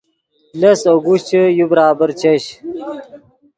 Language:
Yidgha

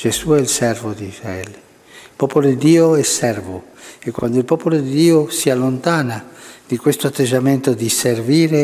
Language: Italian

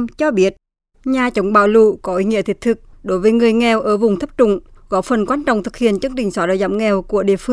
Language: Vietnamese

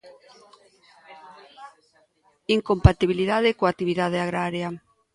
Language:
Galician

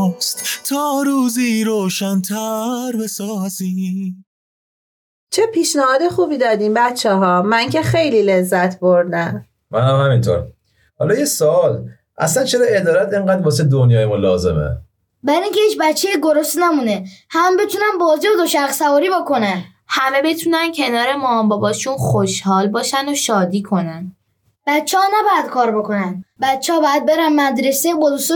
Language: Persian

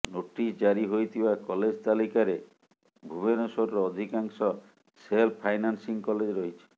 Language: Odia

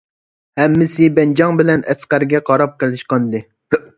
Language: Uyghur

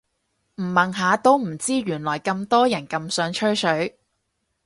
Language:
Cantonese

